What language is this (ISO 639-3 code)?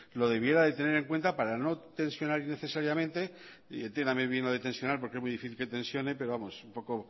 spa